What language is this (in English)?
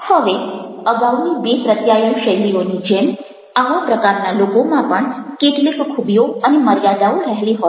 Gujarati